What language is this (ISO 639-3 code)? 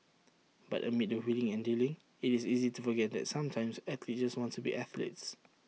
eng